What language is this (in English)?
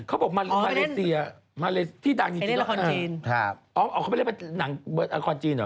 Thai